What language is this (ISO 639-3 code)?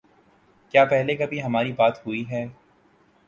urd